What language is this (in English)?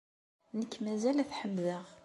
Kabyle